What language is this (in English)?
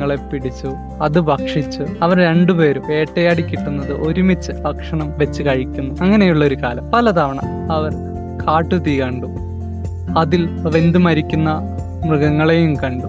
Malayalam